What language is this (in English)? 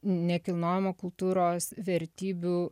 Lithuanian